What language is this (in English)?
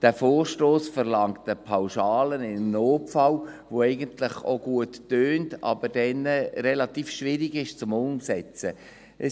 Swiss German